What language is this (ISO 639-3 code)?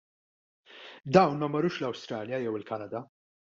mlt